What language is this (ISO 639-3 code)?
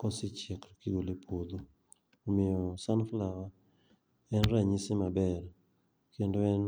luo